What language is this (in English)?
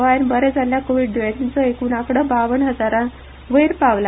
Konkani